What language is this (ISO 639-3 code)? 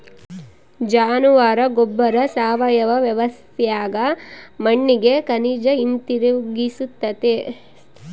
kan